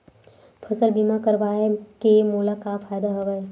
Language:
Chhattisgarhi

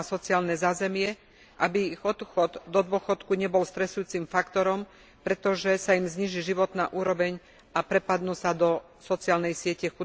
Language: Slovak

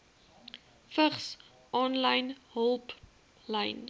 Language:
Afrikaans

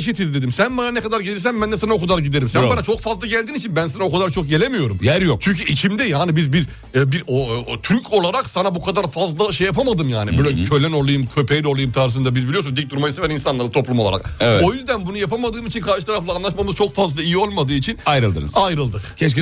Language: Turkish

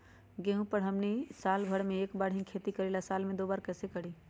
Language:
Magahi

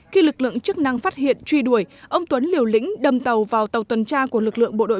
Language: Vietnamese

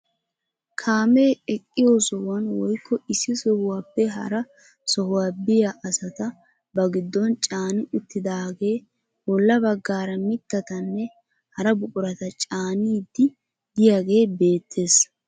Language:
Wolaytta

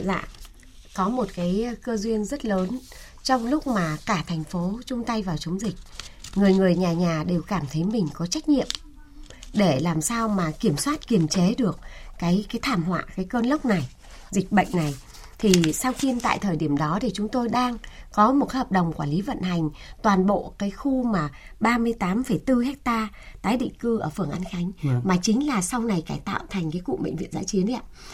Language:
Vietnamese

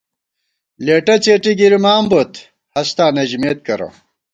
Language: Gawar-Bati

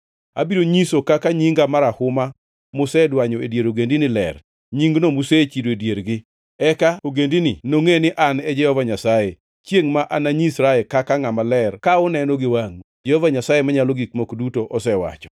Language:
Luo (Kenya and Tanzania)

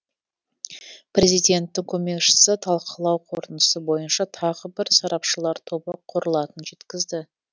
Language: Kazakh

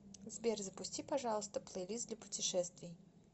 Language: Russian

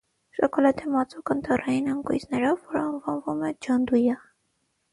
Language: Armenian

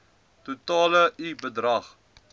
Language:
Afrikaans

